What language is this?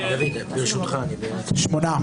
Hebrew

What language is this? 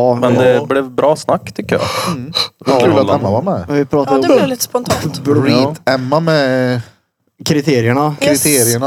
Swedish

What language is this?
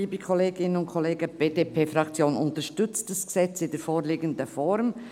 Swiss German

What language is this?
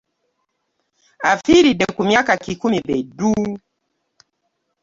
Ganda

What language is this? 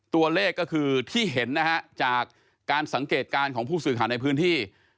Thai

